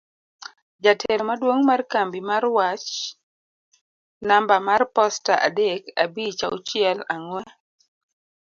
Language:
Luo (Kenya and Tanzania)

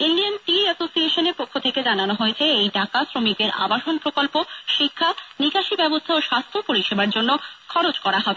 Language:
Bangla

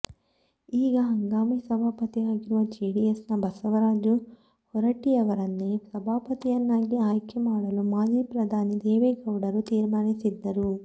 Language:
Kannada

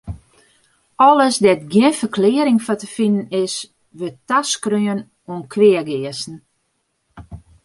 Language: Western Frisian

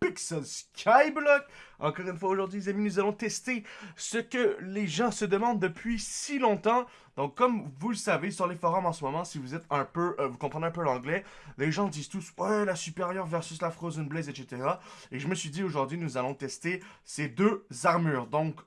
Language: French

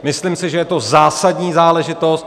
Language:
Czech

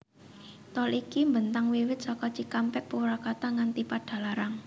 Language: Javanese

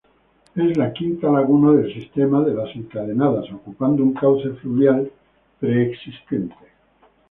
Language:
Spanish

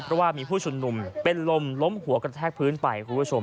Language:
Thai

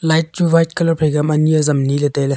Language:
Wancho Naga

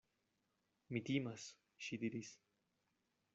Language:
Esperanto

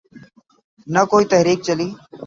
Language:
Urdu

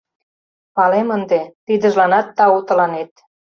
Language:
Mari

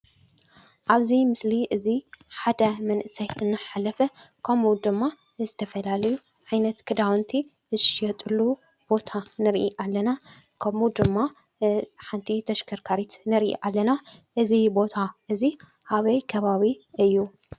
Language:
Tigrinya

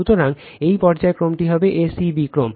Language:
Bangla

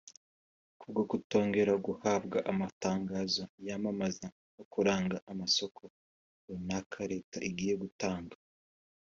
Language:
Kinyarwanda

